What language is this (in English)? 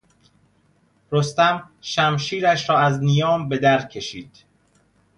Persian